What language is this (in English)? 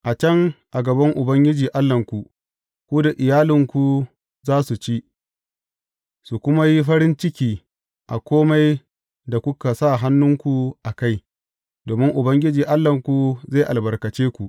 Hausa